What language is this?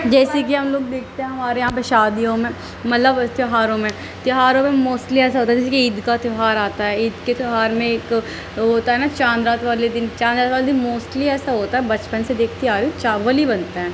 Urdu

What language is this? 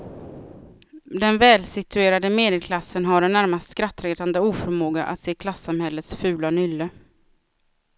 Swedish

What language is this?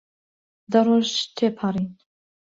Central Kurdish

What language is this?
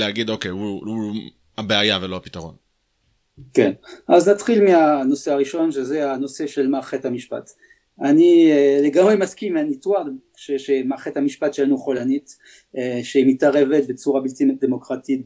Hebrew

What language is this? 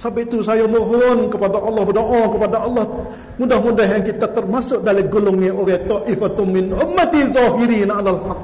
Malay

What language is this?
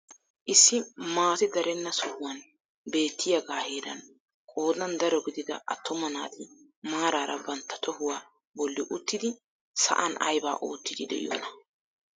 Wolaytta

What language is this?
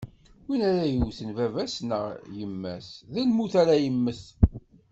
Kabyle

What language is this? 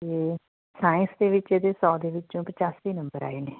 Punjabi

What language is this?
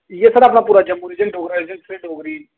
Dogri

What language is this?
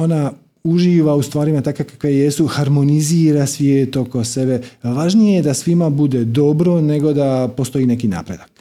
Croatian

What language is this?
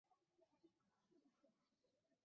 Chinese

